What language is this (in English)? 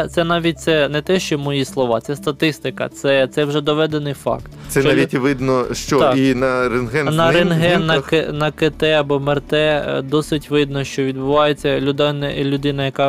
Ukrainian